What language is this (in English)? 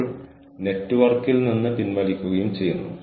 Malayalam